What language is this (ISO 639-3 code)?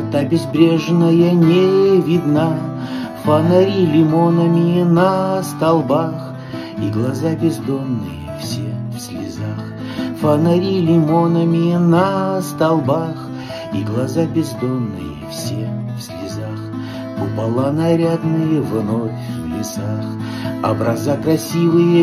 rus